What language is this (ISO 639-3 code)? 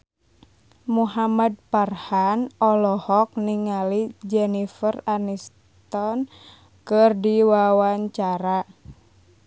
sun